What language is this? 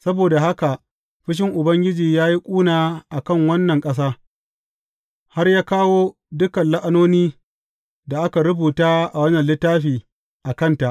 Hausa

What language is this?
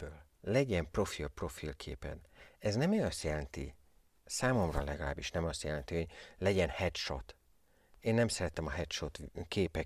Hungarian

